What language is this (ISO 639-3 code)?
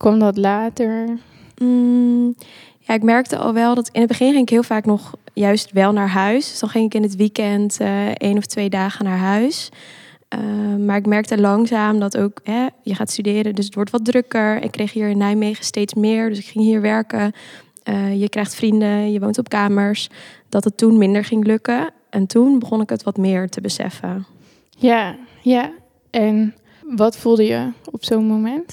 nld